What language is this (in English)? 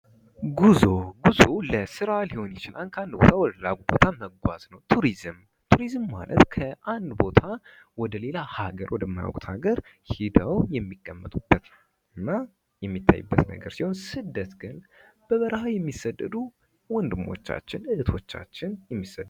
Amharic